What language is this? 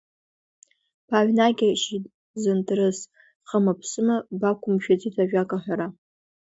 Abkhazian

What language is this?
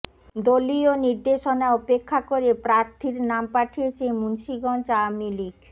Bangla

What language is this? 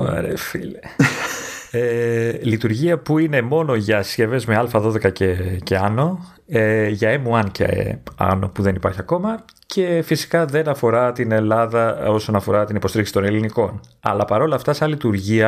Greek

